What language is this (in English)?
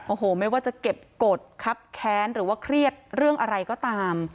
Thai